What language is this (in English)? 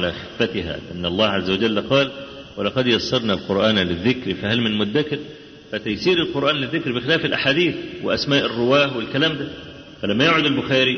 Arabic